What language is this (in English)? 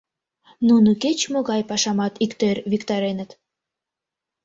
Mari